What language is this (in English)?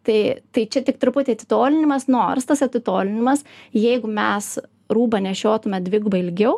Lithuanian